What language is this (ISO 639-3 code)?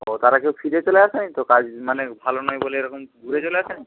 ben